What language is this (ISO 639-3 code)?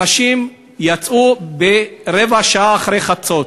heb